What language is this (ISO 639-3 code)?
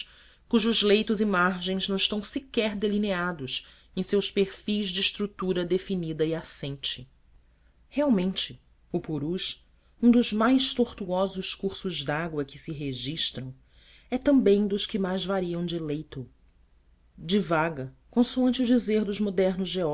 por